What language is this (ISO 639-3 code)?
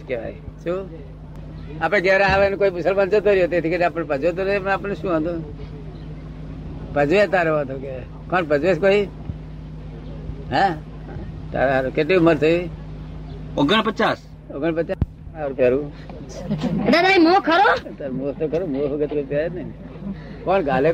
guj